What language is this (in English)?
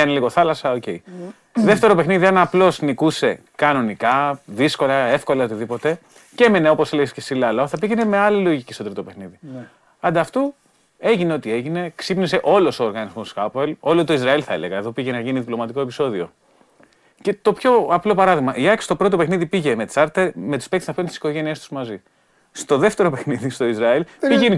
Greek